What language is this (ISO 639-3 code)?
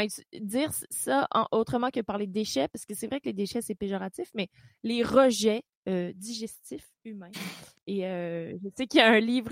fra